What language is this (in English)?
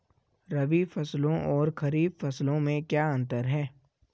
Hindi